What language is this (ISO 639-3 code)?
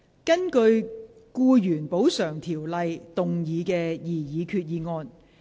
yue